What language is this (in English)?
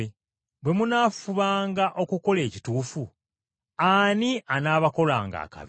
Ganda